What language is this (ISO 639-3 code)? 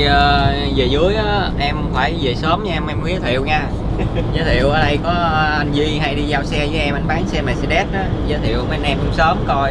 vie